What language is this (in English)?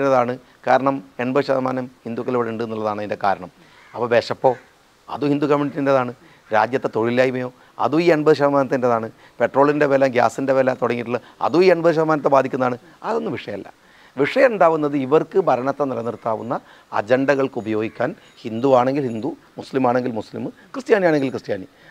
Malayalam